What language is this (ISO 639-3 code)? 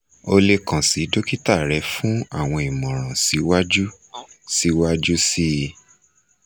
yor